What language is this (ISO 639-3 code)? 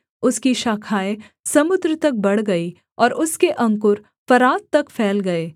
hin